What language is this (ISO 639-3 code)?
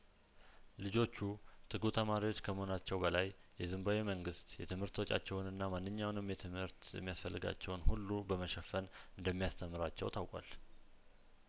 amh